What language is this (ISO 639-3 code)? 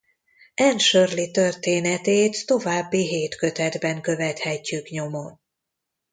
hun